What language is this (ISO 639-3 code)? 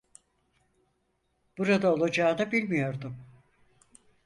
tur